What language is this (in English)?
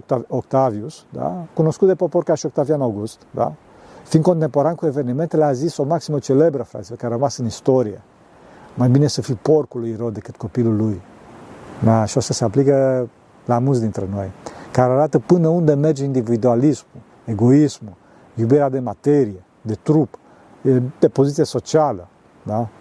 Romanian